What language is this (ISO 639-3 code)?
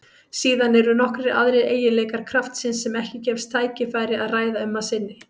isl